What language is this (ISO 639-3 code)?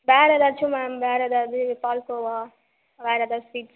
tam